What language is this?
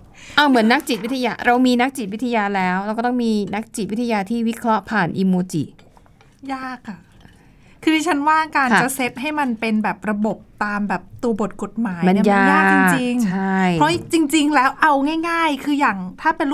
Thai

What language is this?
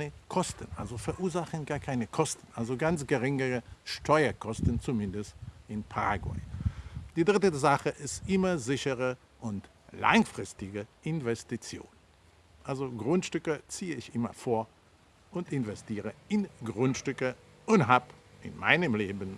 German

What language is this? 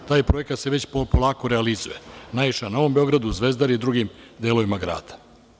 Serbian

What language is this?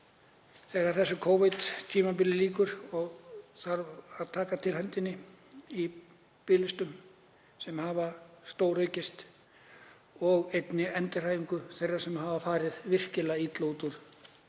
Icelandic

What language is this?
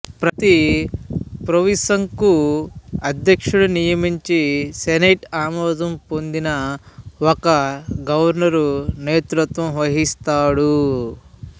Telugu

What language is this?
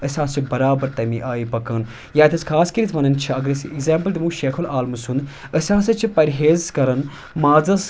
Kashmiri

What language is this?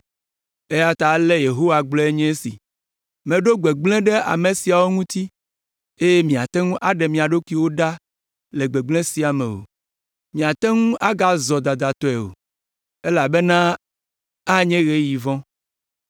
Ewe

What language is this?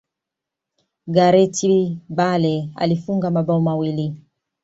Swahili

